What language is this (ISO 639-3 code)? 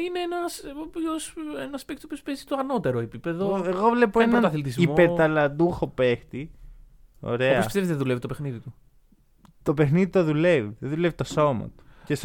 ell